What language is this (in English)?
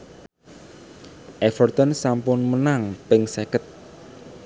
Javanese